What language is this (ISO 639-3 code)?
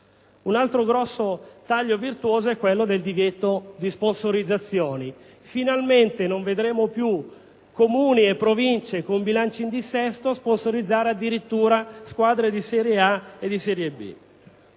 ita